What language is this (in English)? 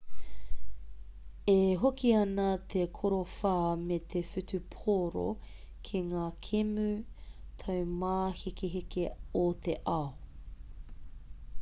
Māori